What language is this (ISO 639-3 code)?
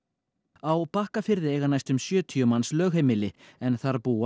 isl